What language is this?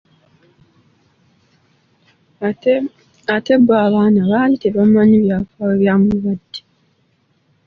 Ganda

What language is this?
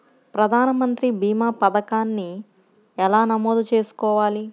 Telugu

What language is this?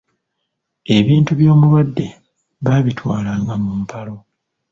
Ganda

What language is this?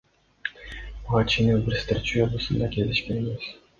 Kyrgyz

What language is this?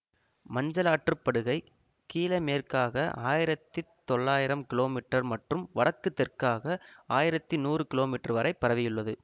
Tamil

